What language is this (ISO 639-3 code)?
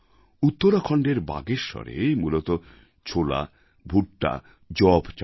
ben